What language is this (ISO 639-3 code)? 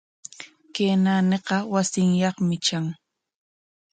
qwa